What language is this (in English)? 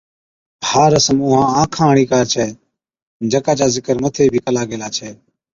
Od